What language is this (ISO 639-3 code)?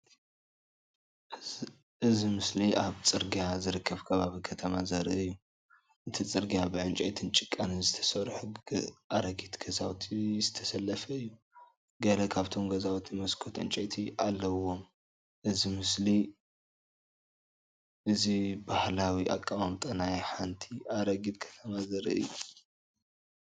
tir